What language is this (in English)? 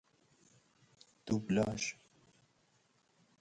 Persian